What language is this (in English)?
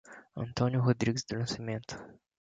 Portuguese